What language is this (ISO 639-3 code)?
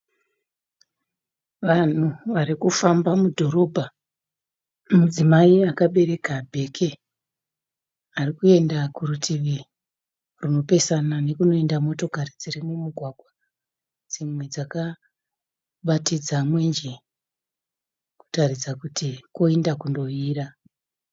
sna